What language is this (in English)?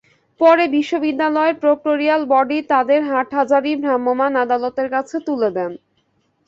Bangla